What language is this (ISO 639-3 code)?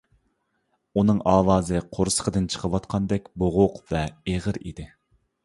uig